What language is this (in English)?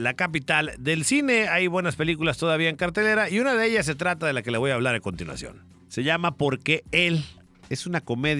Spanish